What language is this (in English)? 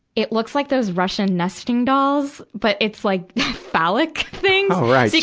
English